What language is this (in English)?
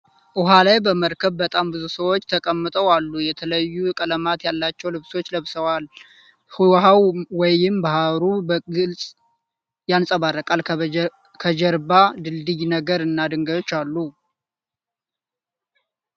Amharic